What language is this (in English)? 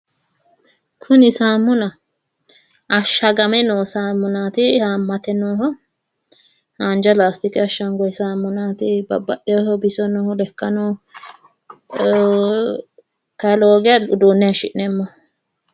Sidamo